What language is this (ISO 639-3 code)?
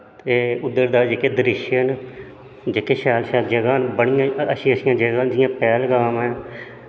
doi